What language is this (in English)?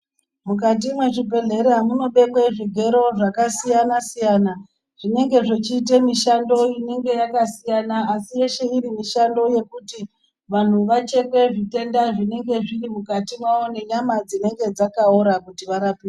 Ndau